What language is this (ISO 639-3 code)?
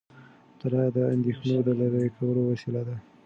pus